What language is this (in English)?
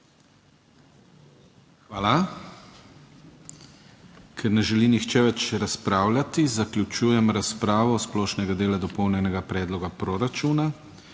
Slovenian